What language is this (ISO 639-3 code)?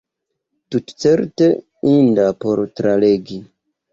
epo